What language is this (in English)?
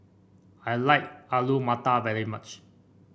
English